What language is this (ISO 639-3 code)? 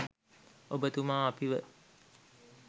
sin